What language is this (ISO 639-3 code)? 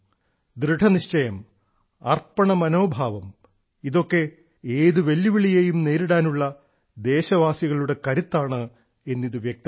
mal